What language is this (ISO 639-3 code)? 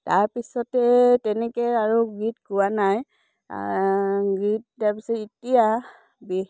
asm